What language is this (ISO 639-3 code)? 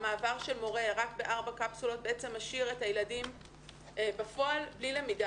heb